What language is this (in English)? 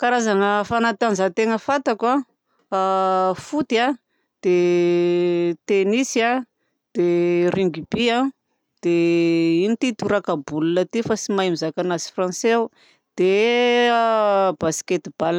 Southern Betsimisaraka Malagasy